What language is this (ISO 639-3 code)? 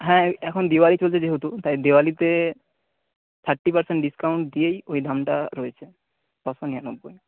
ben